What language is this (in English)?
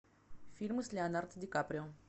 Russian